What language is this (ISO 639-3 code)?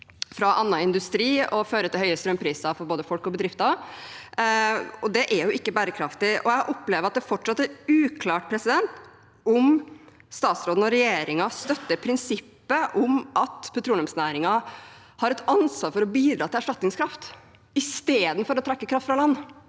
nor